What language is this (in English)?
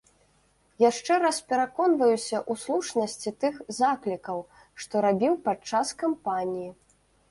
Belarusian